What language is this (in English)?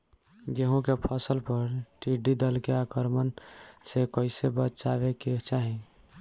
Bhojpuri